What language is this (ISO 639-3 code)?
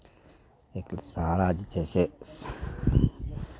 mai